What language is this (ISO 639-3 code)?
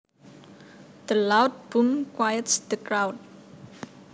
jav